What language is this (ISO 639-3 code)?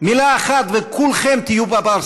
heb